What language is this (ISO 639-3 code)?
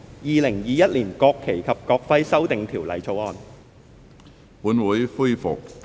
yue